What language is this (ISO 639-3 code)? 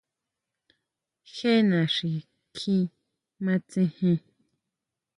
mau